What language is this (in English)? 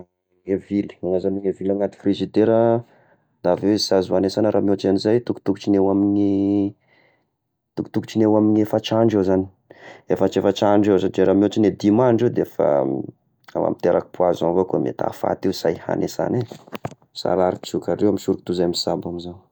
Tesaka Malagasy